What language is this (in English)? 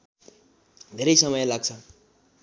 Nepali